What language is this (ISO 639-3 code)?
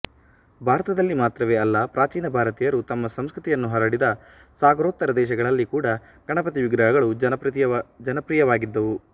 kan